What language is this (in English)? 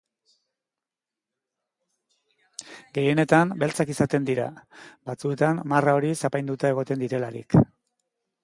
Basque